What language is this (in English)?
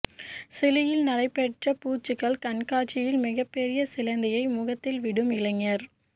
Tamil